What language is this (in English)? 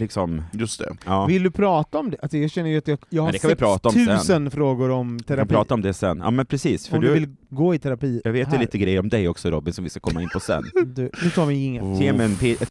Swedish